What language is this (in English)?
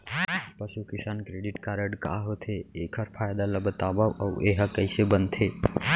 Chhattisgarhi